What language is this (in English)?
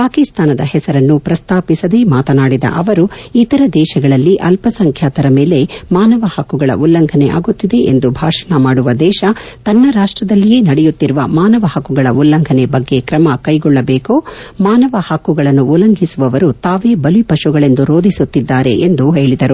Kannada